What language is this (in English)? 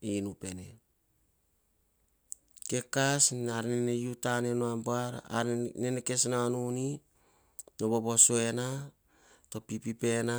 Hahon